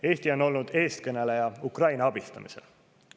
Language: Estonian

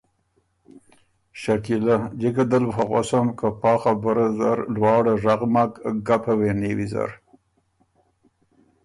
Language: Ormuri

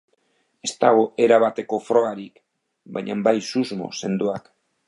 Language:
Basque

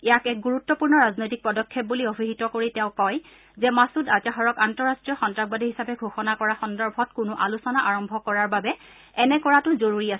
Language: Assamese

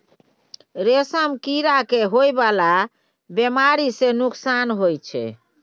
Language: Maithili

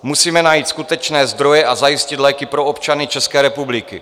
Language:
Czech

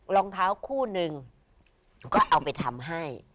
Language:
Thai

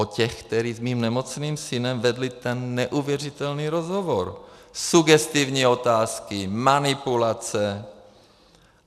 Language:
Czech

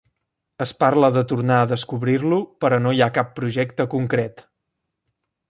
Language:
Catalan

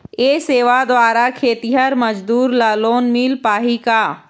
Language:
Chhattisgarhi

